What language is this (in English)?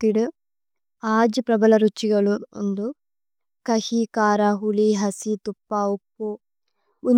Tulu